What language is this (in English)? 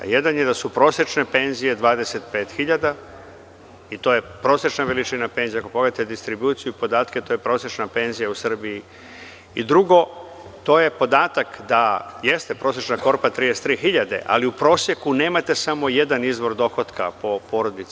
Serbian